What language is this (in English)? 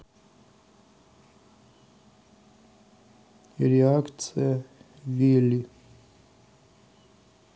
Russian